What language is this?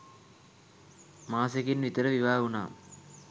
Sinhala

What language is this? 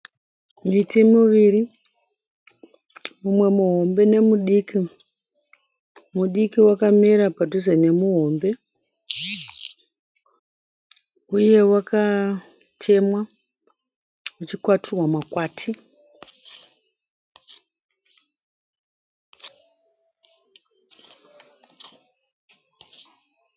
Shona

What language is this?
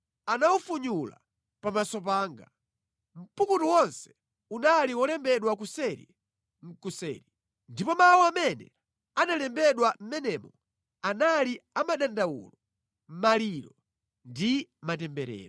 Nyanja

